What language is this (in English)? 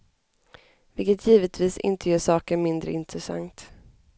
Swedish